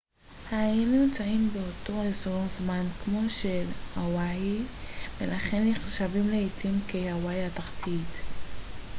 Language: Hebrew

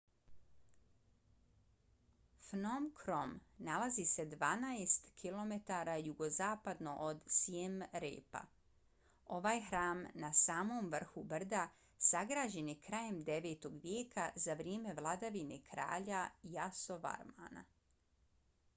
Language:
Bosnian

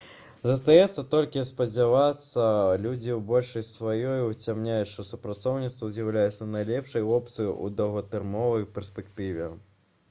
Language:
Belarusian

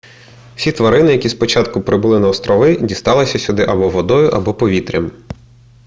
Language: Ukrainian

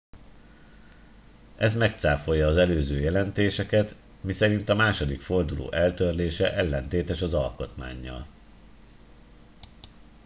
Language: Hungarian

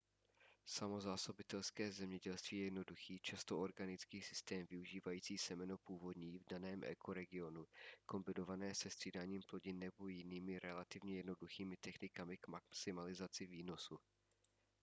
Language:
Czech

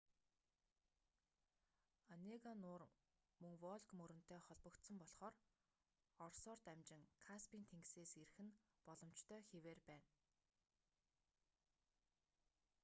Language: Mongolian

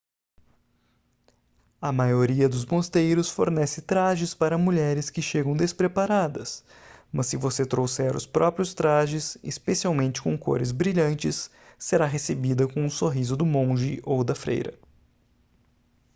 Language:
Portuguese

